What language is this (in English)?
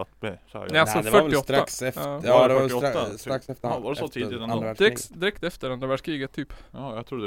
Swedish